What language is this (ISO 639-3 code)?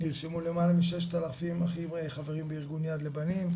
heb